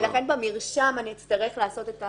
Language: Hebrew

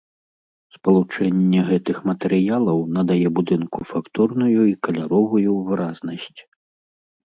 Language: Belarusian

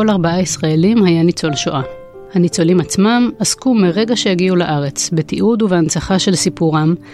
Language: Hebrew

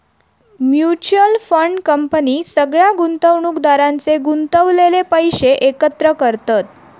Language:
Marathi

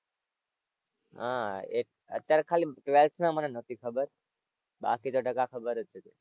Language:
Gujarati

